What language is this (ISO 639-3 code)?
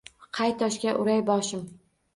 uzb